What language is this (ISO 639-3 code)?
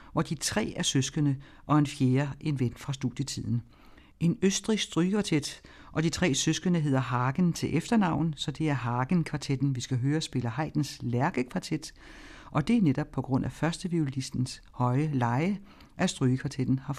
dan